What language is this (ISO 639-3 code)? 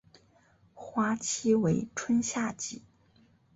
zho